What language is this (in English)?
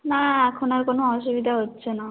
Bangla